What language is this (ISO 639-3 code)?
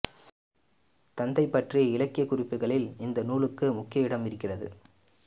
tam